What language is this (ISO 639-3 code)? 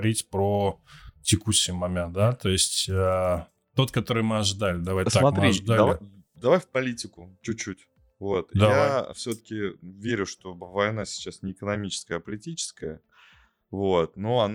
rus